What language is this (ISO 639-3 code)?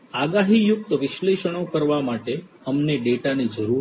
guj